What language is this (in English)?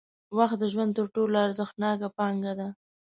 Pashto